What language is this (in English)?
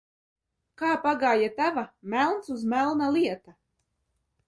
Latvian